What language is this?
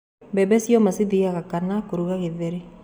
Kikuyu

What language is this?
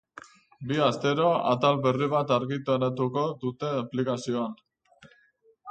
Basque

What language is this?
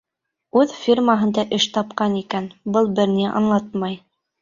Bashkir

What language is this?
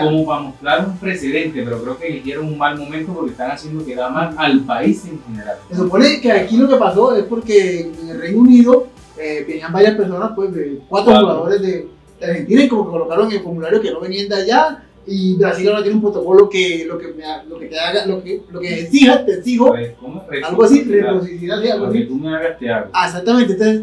Spanish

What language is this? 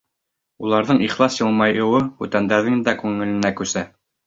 Bashkir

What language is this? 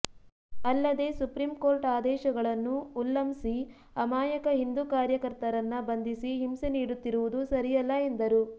Kannada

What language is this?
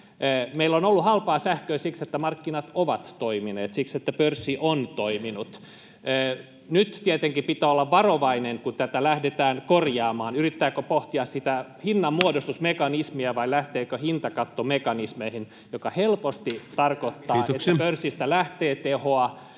Finnish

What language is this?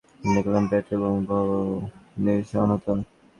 Bangla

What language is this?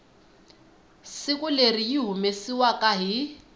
Tsonga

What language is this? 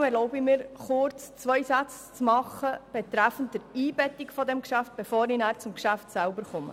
Swiss German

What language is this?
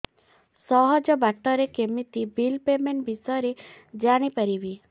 Odia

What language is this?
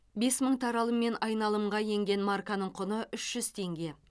Kazakh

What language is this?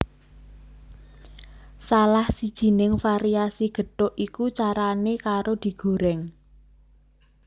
Javanese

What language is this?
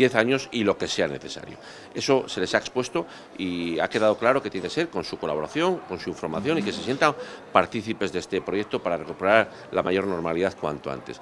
Spanish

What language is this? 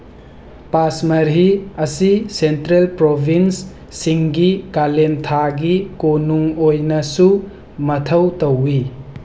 Manipuri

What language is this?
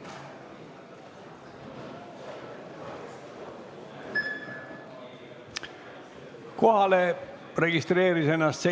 Estonian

